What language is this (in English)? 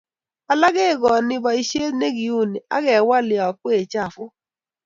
Kalenjin